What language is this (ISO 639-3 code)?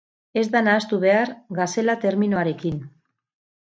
eus